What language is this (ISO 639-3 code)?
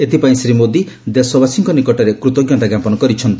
ori